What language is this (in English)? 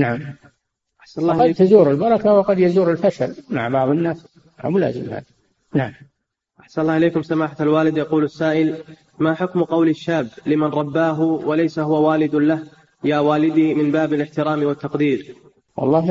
Arabic